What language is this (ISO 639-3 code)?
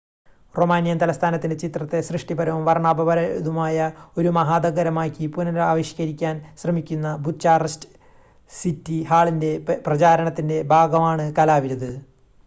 mal